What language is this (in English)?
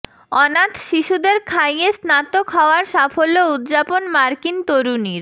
Bangla